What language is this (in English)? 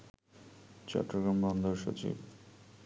Bangla